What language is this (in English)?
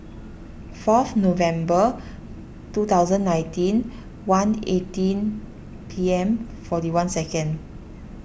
English